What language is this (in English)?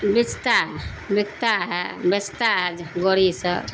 Urdu